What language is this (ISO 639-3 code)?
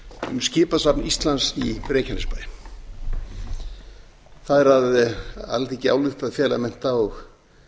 isl